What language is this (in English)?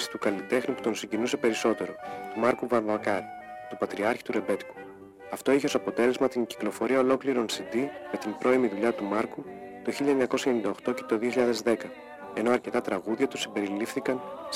Greek